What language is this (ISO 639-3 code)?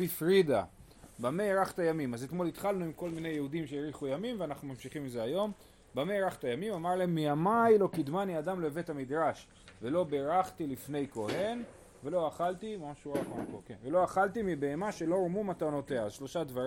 heb